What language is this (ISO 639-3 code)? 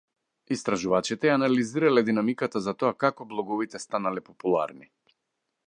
mkd